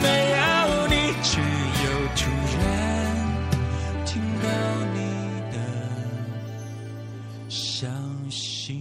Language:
Chinese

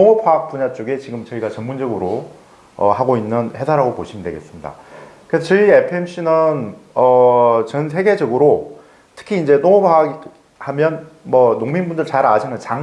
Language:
Korean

